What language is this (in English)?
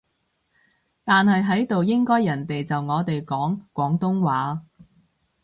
Cantonese